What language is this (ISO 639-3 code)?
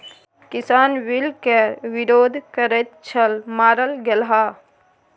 mai